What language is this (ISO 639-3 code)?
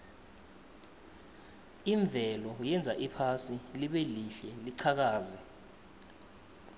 nbl